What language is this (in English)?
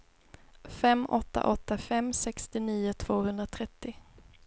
Swedish